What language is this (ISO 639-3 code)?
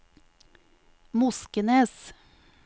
nor